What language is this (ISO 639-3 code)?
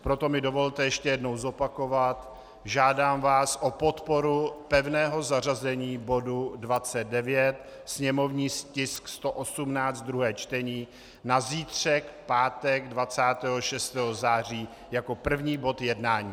ces